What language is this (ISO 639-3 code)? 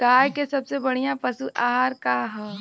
bho